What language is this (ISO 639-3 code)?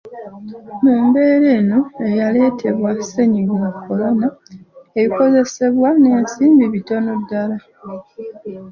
lug